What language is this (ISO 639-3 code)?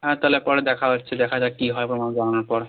ben